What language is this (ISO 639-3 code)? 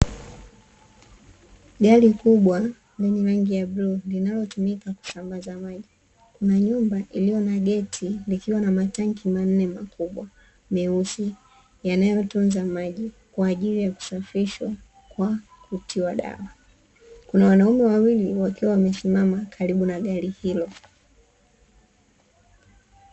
swa